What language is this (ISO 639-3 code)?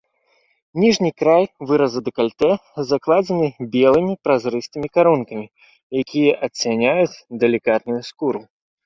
bel